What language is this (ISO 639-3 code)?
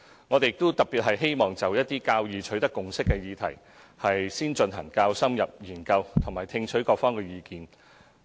yue